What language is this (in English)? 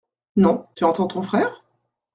French